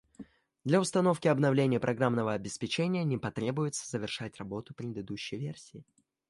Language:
Russian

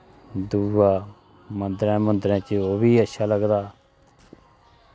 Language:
Dogri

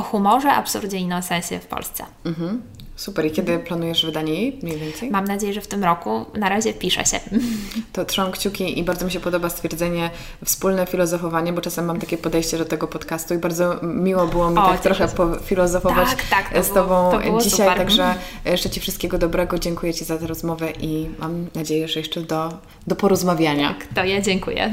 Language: Polish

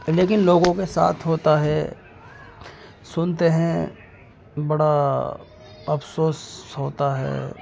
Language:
Urdu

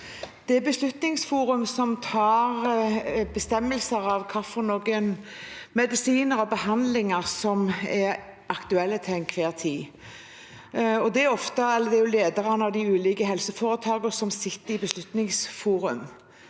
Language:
Norwegian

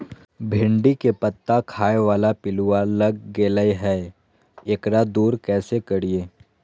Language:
Magahi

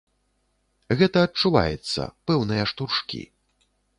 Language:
Belarusian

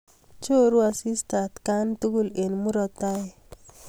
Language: Kalenjin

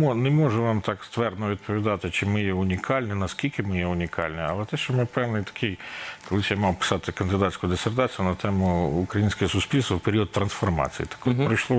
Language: Ukrainian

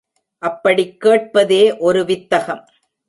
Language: Tamil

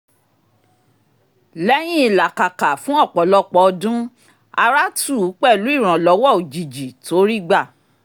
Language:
Yoruba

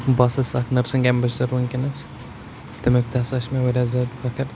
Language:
Kashmiri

